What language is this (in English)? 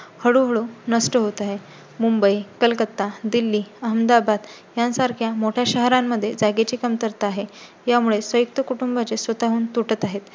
Marathi